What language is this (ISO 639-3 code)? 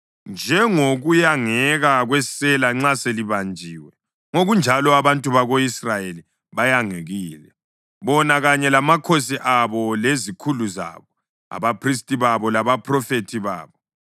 nde